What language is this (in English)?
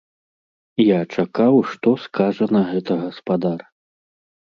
Belarusian